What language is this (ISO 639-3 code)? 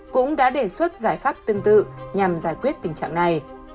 vie